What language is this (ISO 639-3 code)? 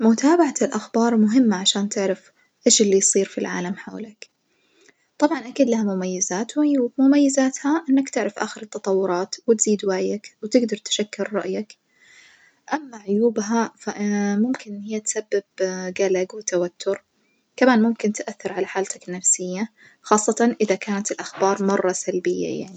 ars